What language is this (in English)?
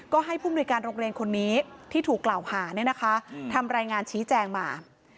Thai